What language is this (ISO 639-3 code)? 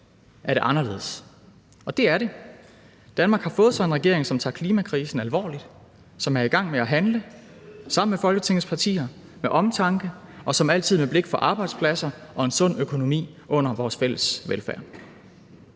dan